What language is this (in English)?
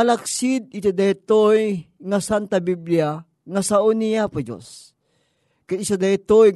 Filipino